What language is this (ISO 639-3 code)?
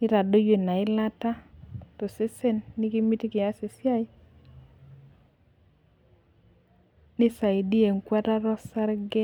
mas